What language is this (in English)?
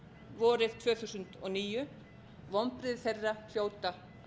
Icelandic